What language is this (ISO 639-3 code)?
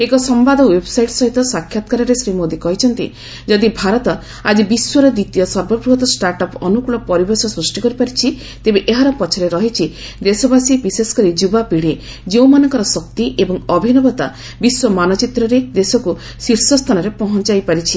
ori